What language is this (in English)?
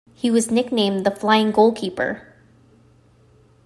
English